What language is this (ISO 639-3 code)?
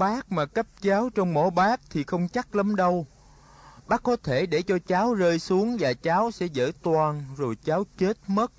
vie